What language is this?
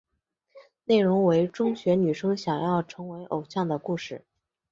Chinese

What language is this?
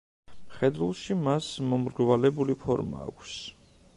Georgian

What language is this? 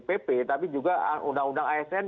Indonesian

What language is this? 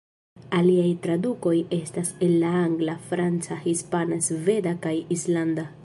Esperanto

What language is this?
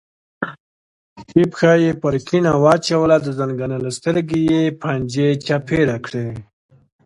Pashto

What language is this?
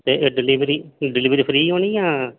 Dogri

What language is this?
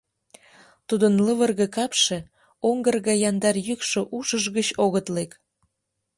Mari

